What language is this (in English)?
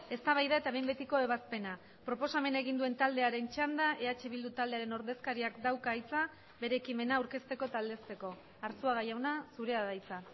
Basque